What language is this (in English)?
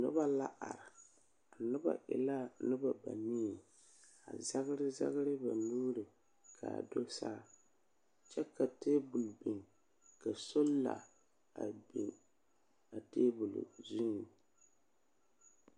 Southern Dagaare